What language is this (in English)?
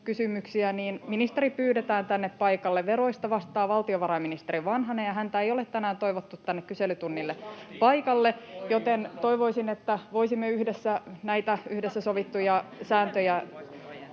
Finnish